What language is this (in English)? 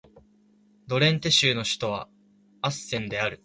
Japanese